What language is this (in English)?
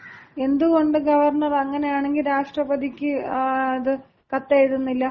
Malayalam